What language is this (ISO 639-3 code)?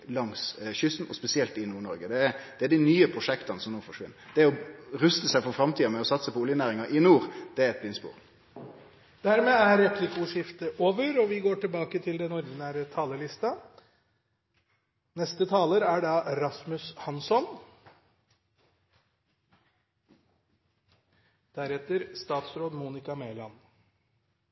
nor